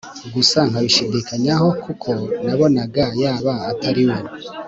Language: Kinyarwanda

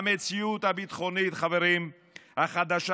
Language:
Hebrew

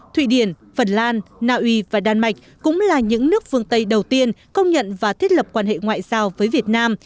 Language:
Vietnamese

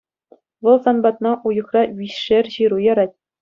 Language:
Chuvash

